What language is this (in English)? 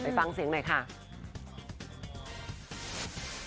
Thai